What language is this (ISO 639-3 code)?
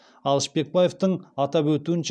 kaz